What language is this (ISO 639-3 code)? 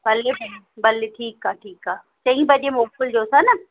snd